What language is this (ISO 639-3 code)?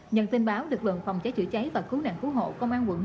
vie